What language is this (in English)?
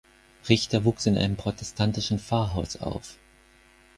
German